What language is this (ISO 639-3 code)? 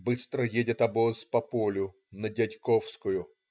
rus